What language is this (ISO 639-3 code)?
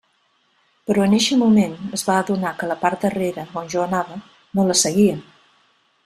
cat